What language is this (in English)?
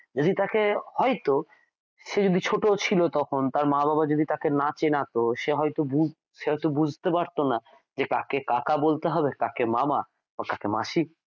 Bangla